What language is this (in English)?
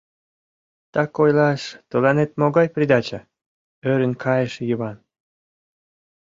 Mari